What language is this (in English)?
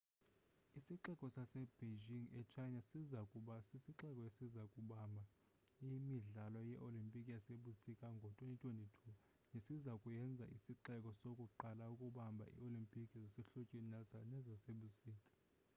Xhosa